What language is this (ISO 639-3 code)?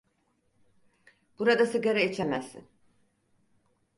tur